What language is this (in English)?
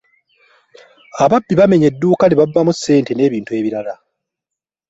Ganda